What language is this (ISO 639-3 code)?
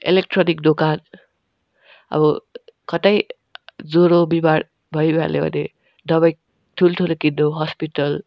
nep